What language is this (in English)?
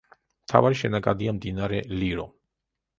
Georgian